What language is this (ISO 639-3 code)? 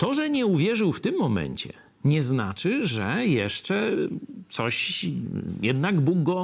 pol